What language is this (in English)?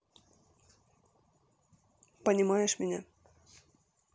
Russian